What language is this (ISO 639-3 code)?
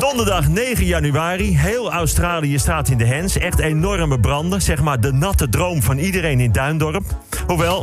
nld